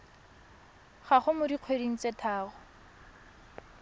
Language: Tswana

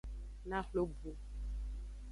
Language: Aja (Benin)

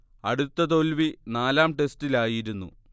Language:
Malayalam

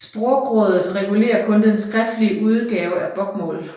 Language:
Danish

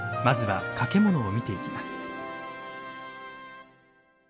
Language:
Japanese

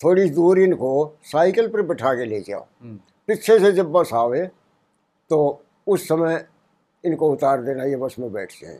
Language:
Hindi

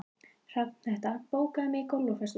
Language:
Icelandic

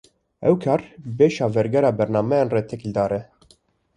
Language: Kurdish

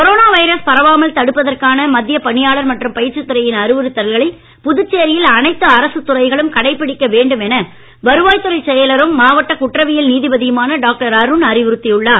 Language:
Tamil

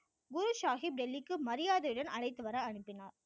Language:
Tamil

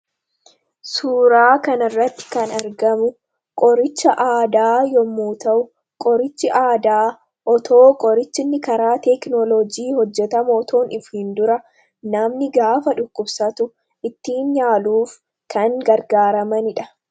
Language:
Oromo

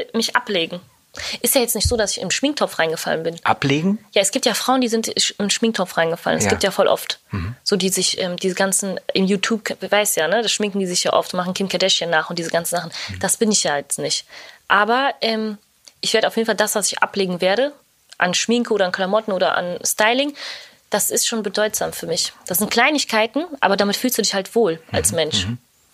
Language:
German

